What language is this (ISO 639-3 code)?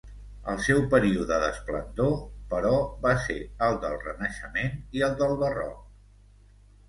cat